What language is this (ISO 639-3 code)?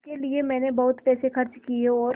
hin